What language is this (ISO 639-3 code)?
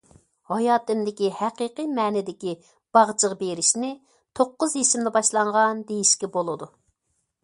uig